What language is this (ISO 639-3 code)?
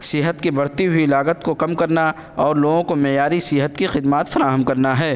urd